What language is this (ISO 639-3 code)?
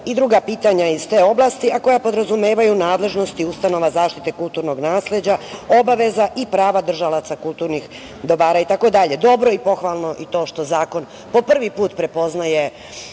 srp